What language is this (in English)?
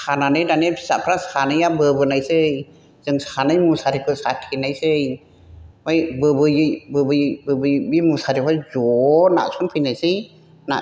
Bodo